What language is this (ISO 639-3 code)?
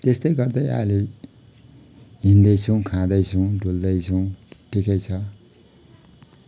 nep